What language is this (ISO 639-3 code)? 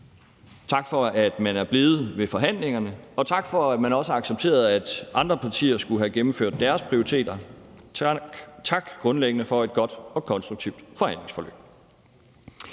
dan